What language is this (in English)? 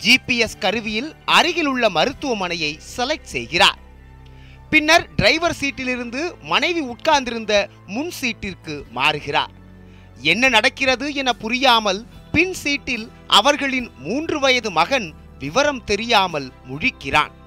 Tamil